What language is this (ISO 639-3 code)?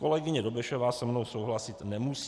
ces